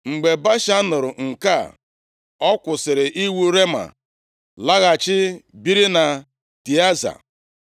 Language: Igbo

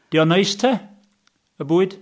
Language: Welsh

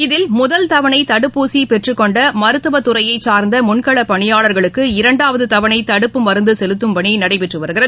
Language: Tamil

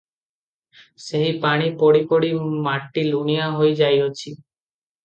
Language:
Odia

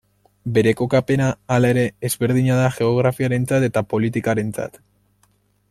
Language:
Basque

